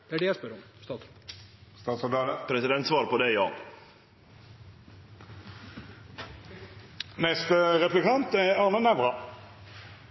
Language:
Norwegian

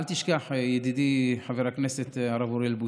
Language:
Hebrew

